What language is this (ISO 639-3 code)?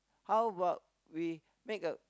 eng